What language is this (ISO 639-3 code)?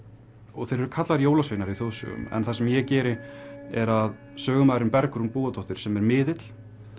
isl